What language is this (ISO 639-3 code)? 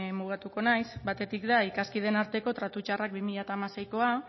eus